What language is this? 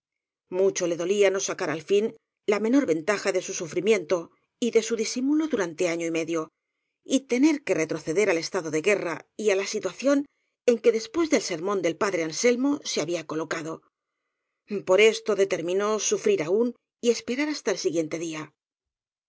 Spanish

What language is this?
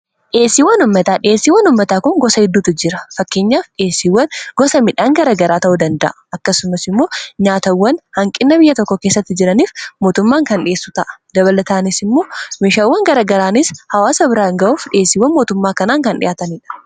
Oromo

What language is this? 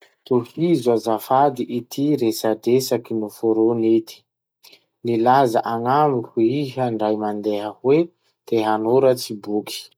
Masikoro Malagasy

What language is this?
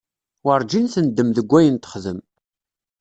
Kabyle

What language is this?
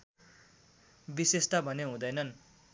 Nepali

